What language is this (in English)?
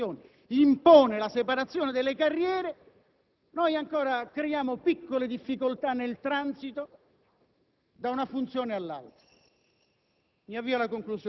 Italian